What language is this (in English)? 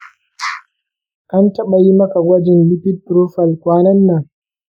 Hausa